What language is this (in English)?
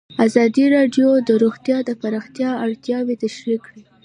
Pashto